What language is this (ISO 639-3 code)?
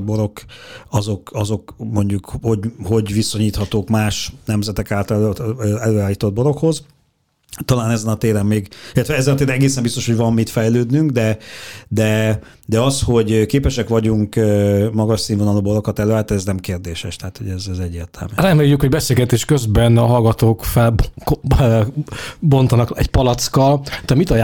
hun